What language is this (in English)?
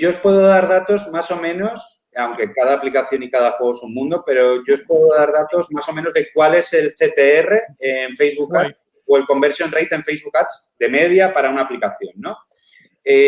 Spanish